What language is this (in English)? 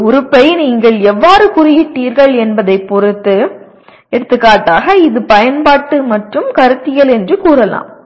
Tamil